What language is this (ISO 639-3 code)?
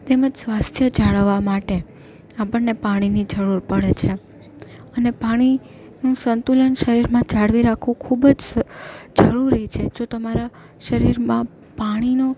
guj